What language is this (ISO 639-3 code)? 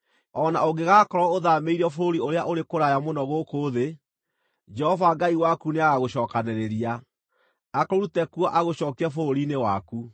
kik